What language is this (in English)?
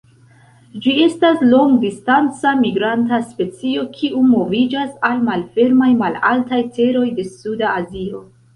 Esperanto